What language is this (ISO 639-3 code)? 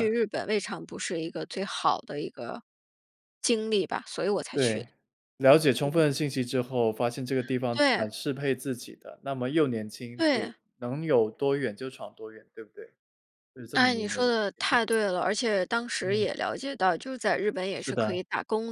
zho